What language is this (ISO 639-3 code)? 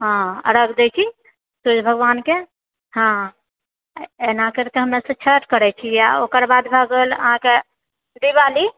mai